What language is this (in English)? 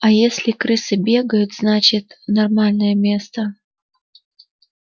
Russian